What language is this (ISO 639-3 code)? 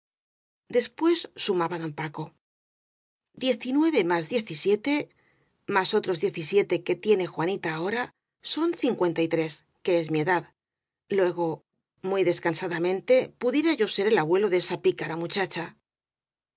spa